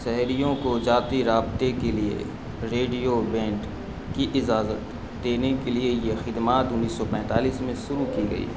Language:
Urdu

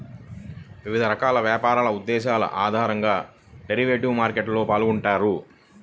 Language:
Telugu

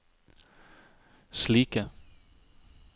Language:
Norwegian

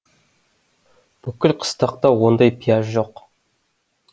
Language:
Kazakh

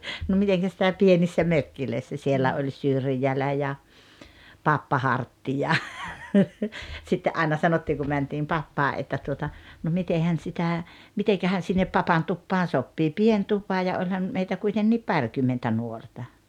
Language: Finnish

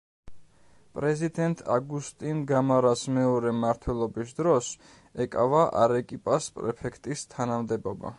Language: Georgian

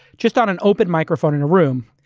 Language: English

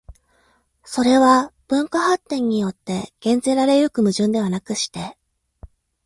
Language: Japanese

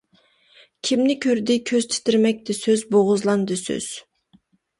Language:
Uyghur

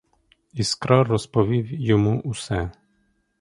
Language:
Ukrainian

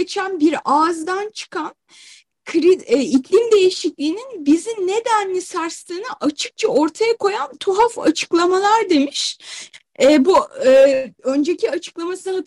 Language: Turkish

